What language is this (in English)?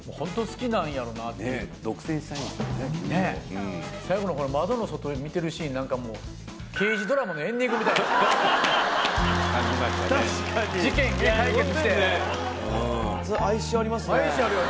Japanese